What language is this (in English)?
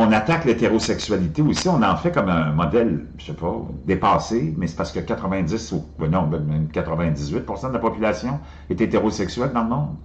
French